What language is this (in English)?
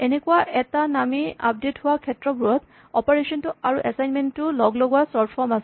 Assamese